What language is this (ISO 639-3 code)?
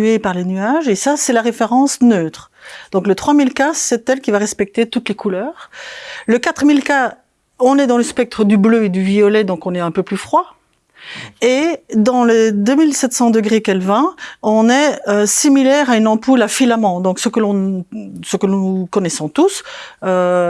fra